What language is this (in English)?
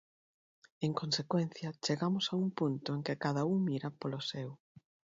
Galician